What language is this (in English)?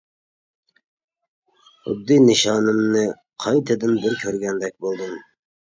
Uyghur